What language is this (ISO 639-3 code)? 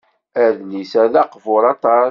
kab